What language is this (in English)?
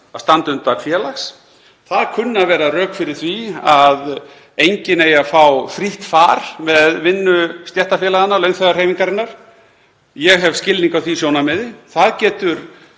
Icelandic